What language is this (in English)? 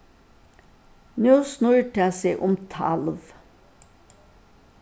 Faroese